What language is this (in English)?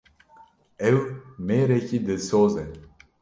Kurdish